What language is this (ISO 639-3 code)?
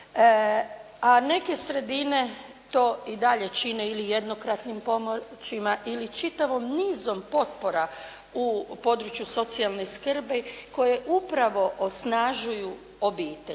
hrv